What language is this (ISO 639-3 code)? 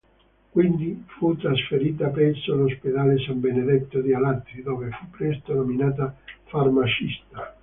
ita